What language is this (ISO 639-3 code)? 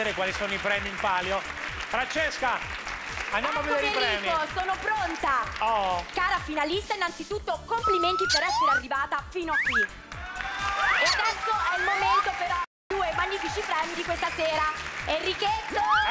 ita